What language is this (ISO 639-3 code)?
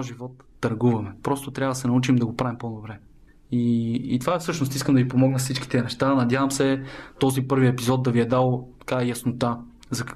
bul